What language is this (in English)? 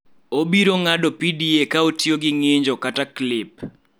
Luo (Kenya and Tanzania)